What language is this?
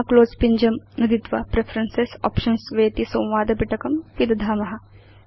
Sanskrit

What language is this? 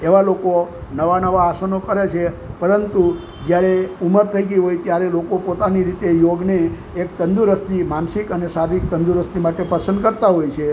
Gujarati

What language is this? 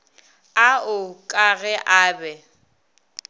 Northern Sotho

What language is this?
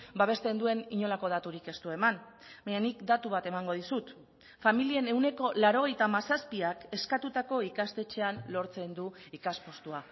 Basque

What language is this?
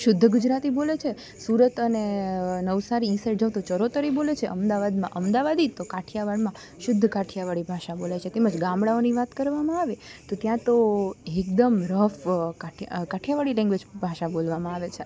Gujarati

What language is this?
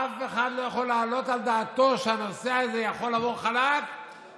Hebrew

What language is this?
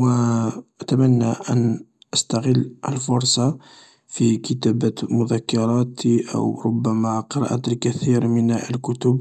Algerian Arabic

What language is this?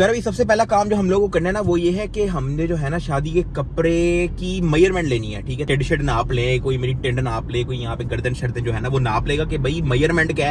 Urdu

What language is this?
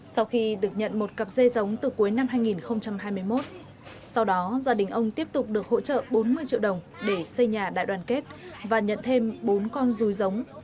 Vietnamese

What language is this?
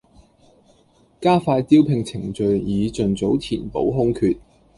Cantonese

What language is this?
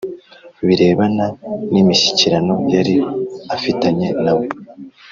Kinyarwanda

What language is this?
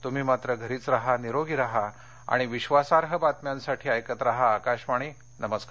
Marathi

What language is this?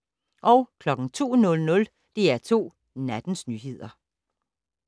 Danish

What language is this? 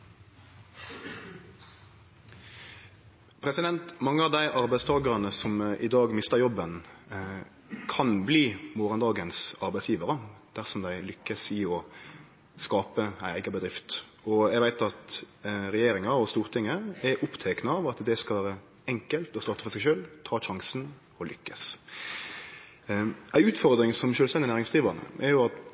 Norwegian Nynorsk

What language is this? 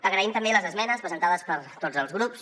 Catalan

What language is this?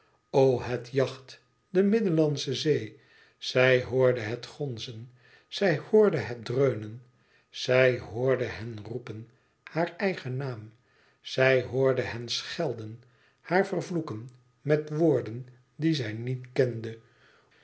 Dutch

